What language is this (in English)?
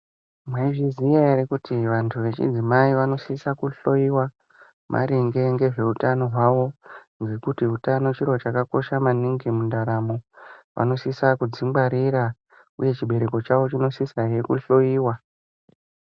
Ndau